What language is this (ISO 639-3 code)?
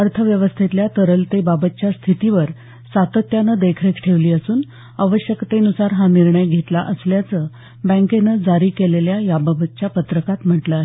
mar